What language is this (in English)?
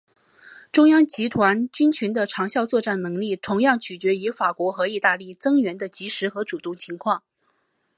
Chinese